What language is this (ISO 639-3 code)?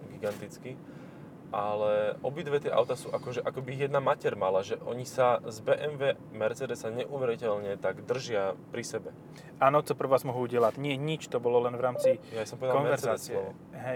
slk